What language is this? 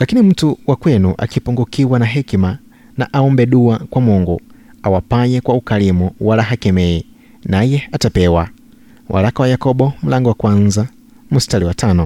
Swahili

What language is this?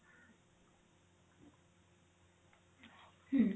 Odia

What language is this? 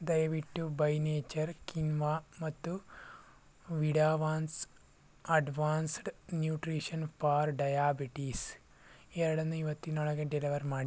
Kannada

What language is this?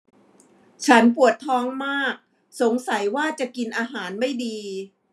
Thai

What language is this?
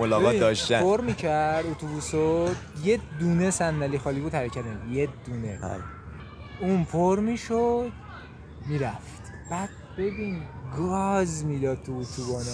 Persian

